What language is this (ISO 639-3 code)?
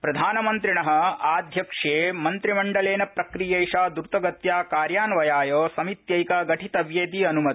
san